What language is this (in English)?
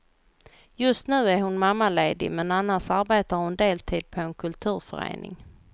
Swedish